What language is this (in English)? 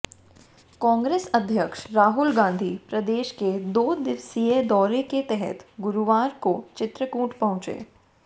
Hindi